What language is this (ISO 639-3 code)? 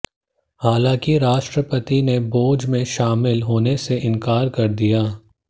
hin